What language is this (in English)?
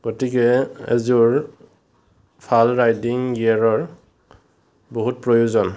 Assamese